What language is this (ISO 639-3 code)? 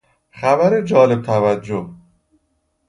fas